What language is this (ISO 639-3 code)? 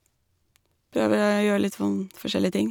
nor